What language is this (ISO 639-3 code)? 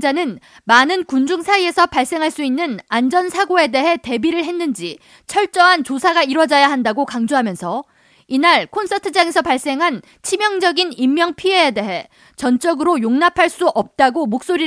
kor